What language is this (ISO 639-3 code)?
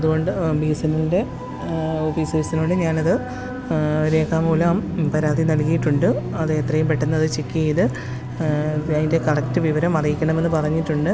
mal